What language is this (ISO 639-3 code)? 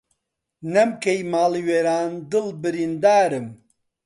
ckb